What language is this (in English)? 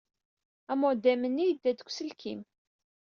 Kabyle